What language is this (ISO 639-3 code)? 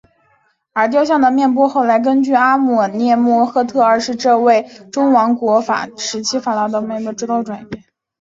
zho